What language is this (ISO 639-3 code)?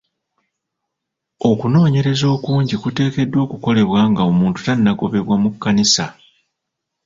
lug